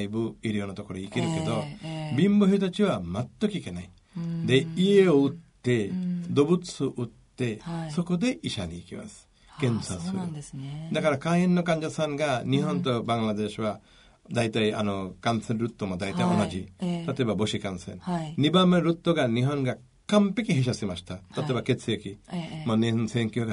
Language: Japanese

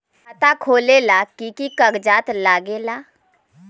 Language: Magahi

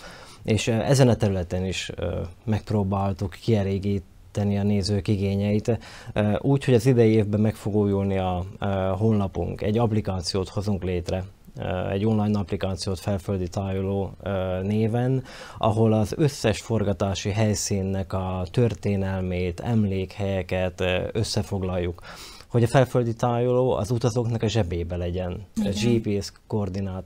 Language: Hungarian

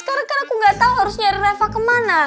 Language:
Indonesian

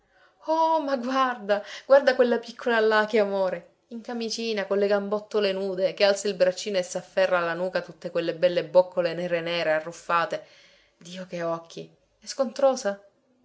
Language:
Italian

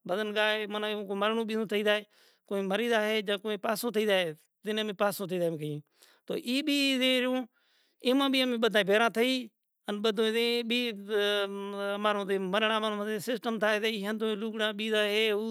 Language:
Kachi Koli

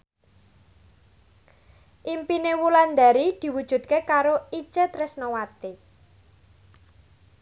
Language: Javanese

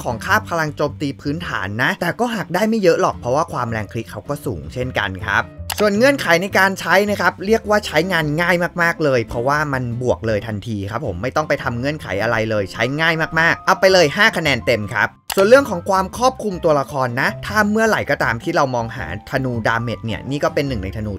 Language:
Thai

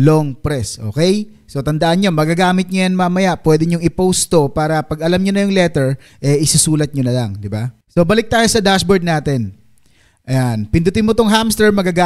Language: Filipino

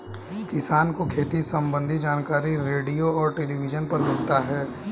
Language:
Hindi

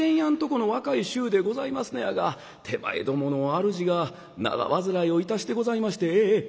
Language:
Japanese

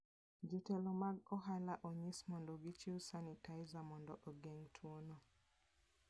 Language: Luo (Kenya and Tanzania)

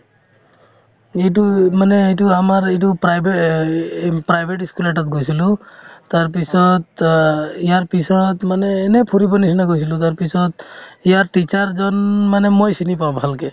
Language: Assamese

